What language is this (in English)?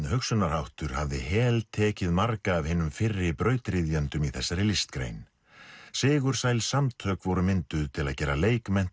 Icelandic